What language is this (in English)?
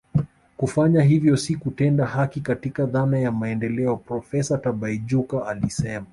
Swahili